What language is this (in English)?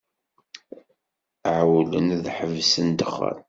Kabyle